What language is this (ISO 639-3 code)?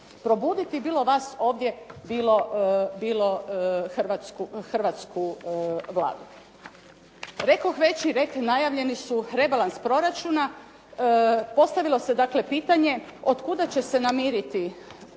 hrv